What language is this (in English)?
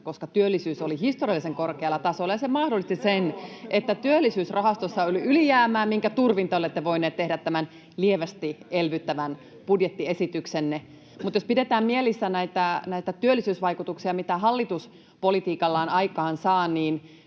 Finnish